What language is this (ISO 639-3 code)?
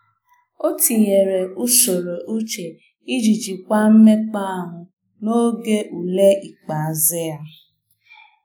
ibo